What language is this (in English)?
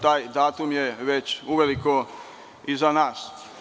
Serbian